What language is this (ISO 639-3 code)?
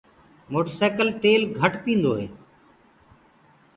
ggg